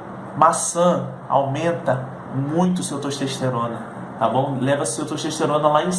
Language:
Portuguese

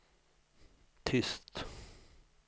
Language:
Swedish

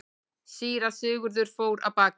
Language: Icelandic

